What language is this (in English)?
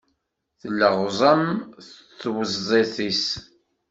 Kabyle